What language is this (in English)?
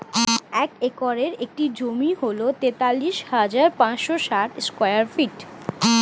Bangla